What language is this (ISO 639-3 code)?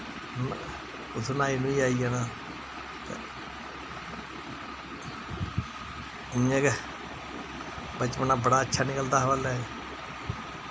doi